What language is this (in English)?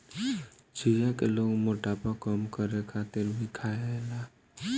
Bhojpuri